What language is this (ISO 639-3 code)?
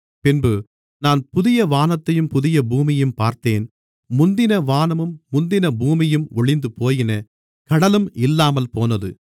tam